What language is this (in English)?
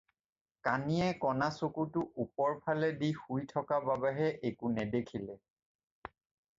Assamese